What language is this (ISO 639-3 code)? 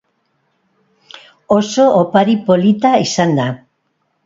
eus